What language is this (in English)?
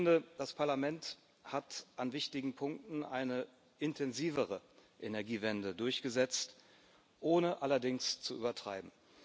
German